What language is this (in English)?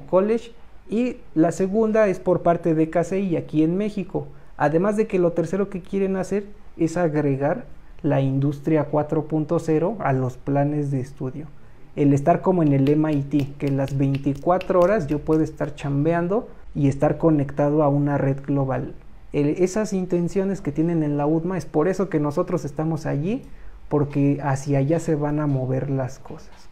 Spanish